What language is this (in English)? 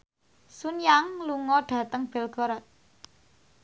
Javanese